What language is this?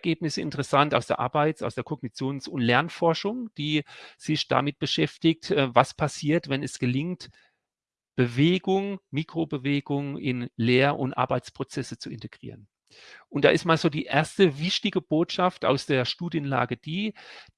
German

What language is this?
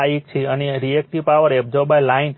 Gujarati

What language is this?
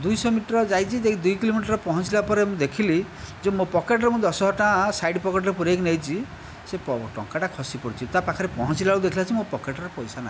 Odia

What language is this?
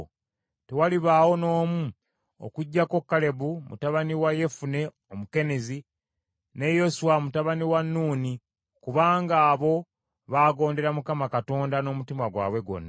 Ganda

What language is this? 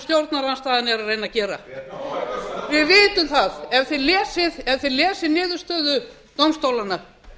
Icelandic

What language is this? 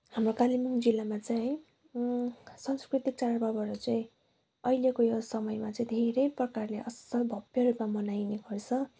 Nepali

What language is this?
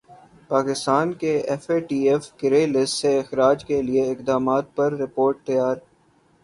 Urdu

